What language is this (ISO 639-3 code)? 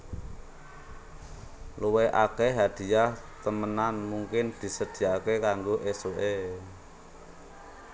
jav